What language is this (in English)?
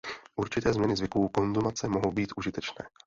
Czech